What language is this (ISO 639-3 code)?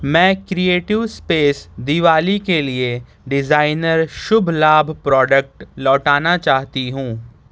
urd